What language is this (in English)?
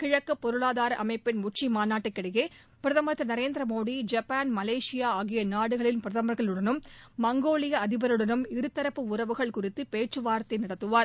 Tamil